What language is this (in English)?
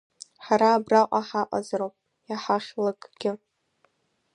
Abkhazian